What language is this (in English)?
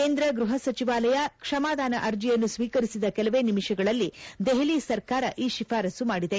Kannada